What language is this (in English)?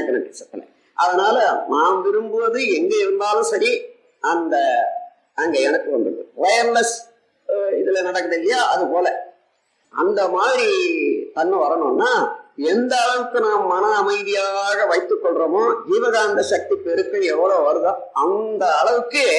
Tamil